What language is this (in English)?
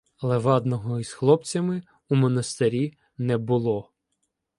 Ukrainian